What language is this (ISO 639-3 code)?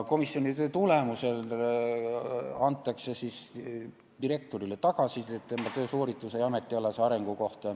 est